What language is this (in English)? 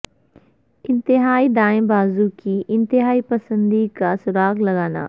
Urdu